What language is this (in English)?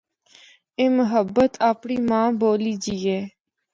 Northern Hindko